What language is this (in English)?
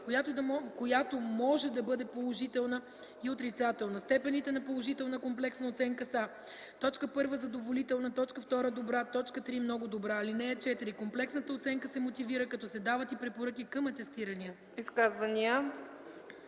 Bulgarian